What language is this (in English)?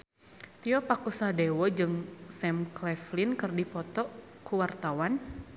Sundanese